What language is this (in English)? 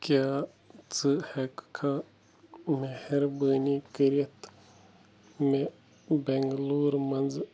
Kashmiri